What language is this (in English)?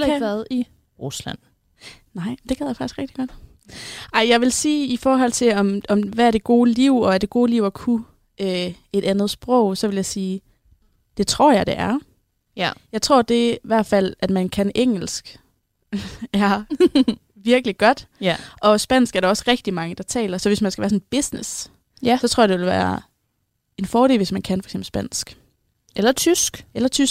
Danish